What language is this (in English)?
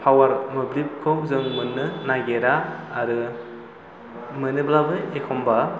Bodo